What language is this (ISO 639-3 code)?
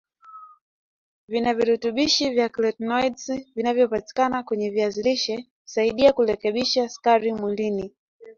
swa